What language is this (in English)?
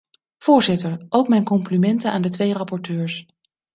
Dutch